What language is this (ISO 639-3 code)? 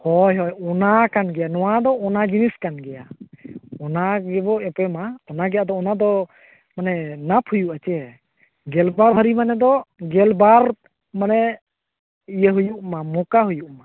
sat